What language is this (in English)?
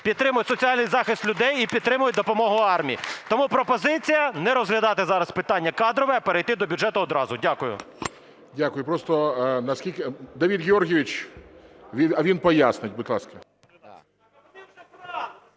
Ukrainian